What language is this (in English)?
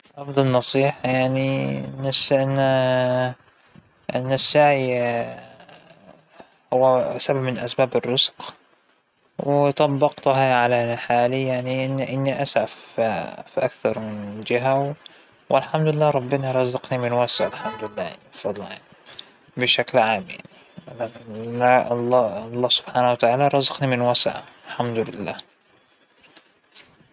Hijazi Arabic